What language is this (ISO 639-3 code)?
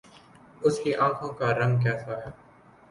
urd